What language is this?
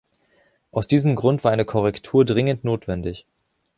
German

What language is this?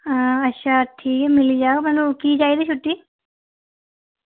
Dogri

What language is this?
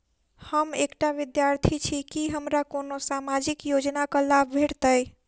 Maithili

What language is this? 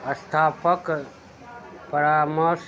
Maithili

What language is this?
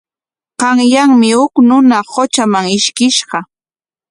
Corongo Ancash Quechua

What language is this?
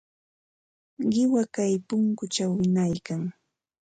Ambo-Pasco Quechua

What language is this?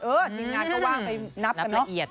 Thai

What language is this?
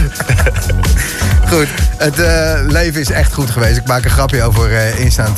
Dutch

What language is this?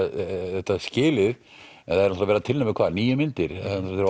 Icelandic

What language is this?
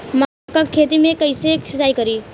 Bhojpuri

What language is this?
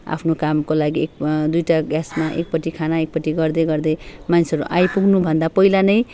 Nepali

